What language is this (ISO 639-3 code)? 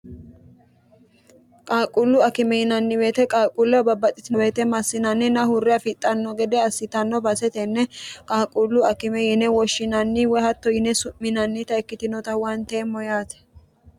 sid